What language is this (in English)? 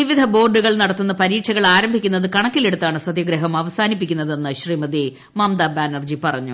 Malayalam